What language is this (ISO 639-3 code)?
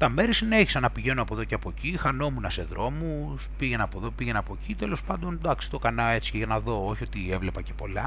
ell